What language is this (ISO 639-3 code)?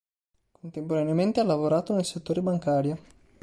ita